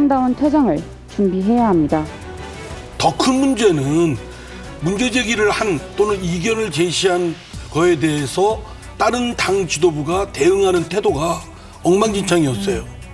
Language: Korean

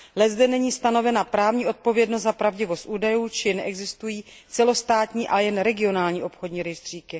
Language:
Czech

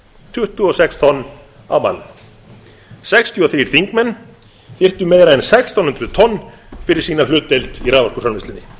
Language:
Icelandic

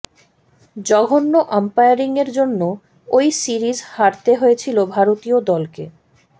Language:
Bangla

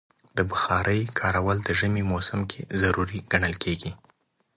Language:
Pashto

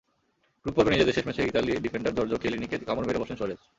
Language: Bangla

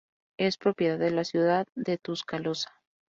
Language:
Spanish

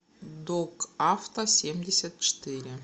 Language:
Russian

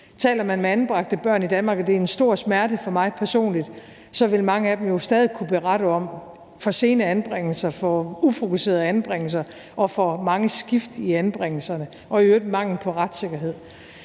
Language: Danish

